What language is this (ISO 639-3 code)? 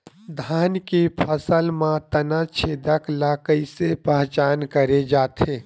hne